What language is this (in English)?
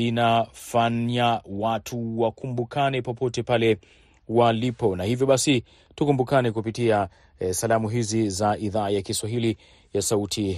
Swahili